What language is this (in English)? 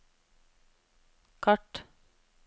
Norwegian